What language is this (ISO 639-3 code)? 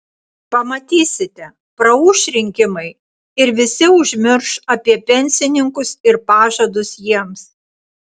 lit